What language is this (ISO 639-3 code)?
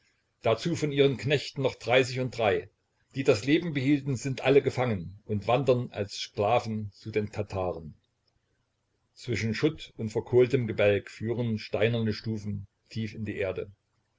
deu